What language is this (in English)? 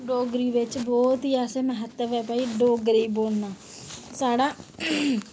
Dogri